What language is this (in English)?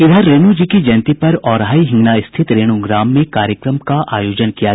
Hindi